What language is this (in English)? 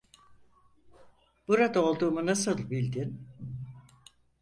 Turkish